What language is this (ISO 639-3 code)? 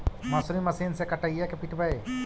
mag